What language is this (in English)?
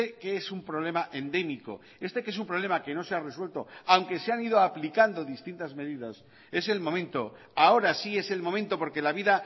Spanish